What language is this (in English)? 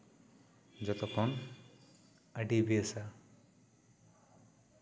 Santali